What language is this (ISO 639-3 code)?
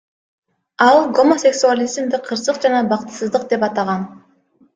kir